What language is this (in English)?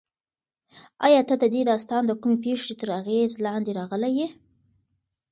Pashto